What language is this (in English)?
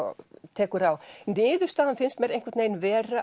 Icelandic